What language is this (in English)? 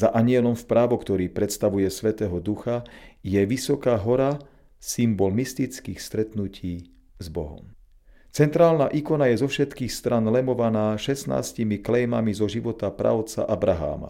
Slovak